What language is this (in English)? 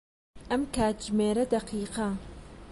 Central Kurdish